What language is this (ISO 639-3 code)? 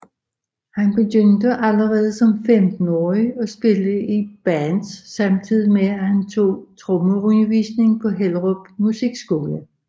dan